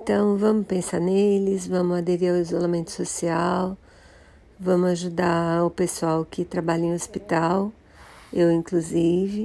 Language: Portuguese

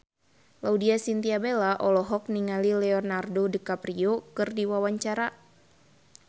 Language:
Sundanese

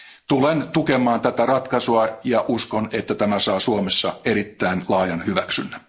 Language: Finnish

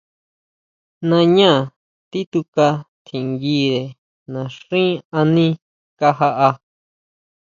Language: Huautla Mazatec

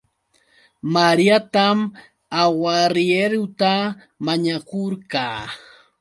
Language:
Yauyos Quechua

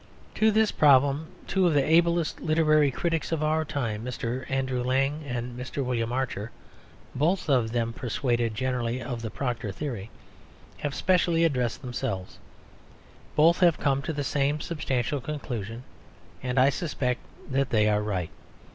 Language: English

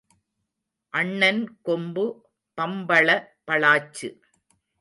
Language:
Tamil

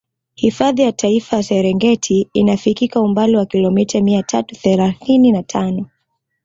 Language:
Swahili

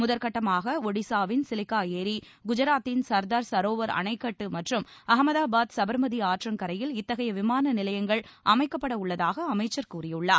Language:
Tamil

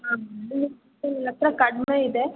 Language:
Kannada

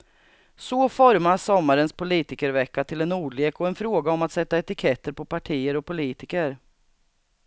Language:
Swedish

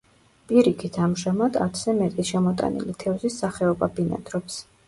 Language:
Georgian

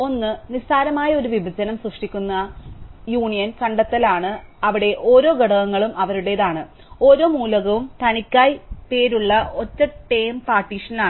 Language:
Malayalam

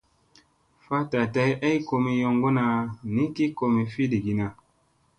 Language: Musey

